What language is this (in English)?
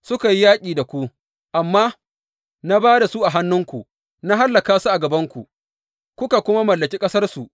Hausa